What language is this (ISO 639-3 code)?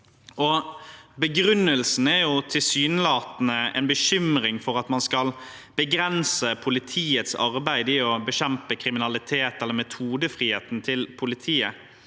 nor